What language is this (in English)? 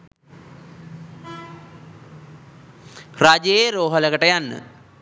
Sinhala